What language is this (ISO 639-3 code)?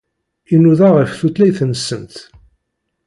kab